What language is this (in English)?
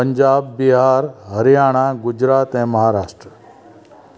Sindhi